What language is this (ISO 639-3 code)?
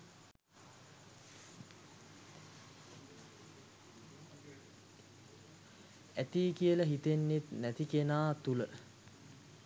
sin